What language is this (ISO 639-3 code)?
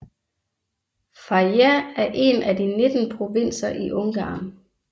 dan